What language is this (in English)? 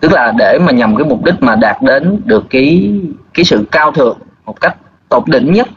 Vietnamese